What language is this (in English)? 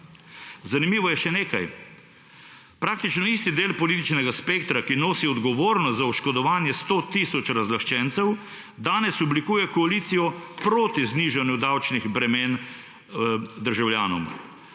Slovenian